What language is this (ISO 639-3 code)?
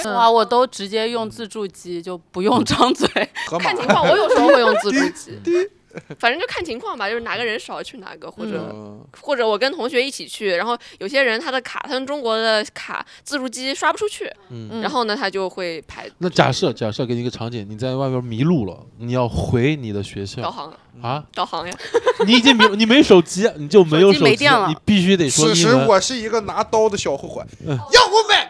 zho